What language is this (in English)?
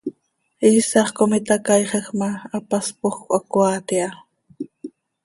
Seri